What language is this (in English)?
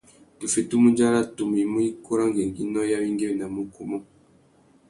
Tuki